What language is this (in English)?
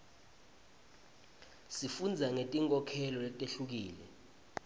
Swati